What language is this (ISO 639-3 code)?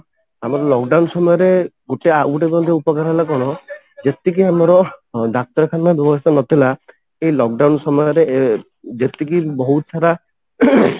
ori